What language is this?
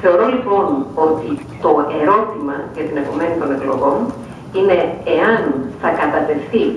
Greek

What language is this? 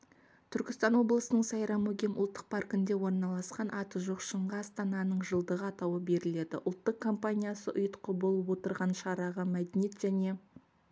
Kazakh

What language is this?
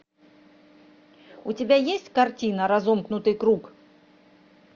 Russian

